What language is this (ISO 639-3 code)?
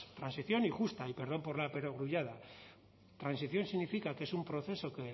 spa